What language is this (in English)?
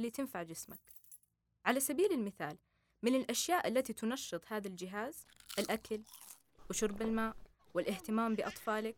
Arabic